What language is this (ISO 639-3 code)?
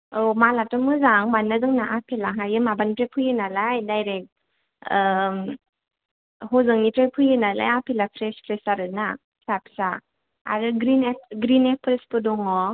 brx